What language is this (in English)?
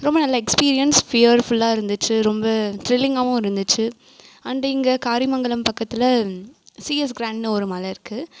Tamil